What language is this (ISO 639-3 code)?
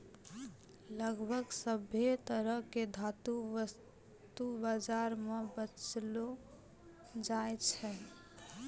mai